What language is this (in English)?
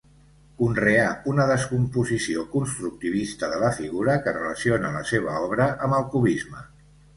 Catalan